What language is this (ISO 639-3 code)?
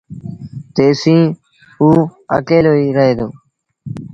sbn